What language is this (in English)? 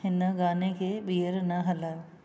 Sindhi